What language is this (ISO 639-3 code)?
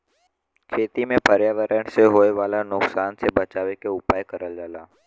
bho